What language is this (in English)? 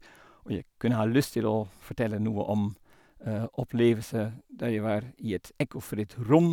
Norwegian